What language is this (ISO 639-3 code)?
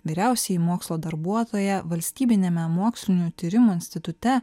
lit